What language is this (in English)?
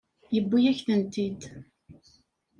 Kabyle